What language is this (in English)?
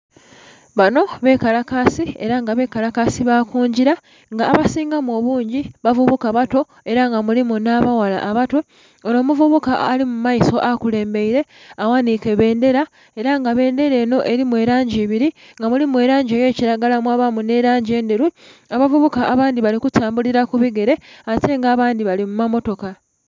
Soga